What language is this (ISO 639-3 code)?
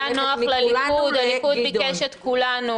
heb